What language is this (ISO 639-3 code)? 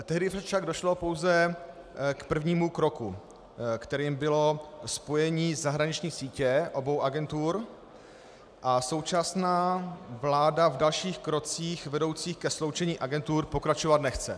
ces